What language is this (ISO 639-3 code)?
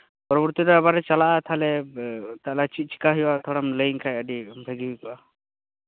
sat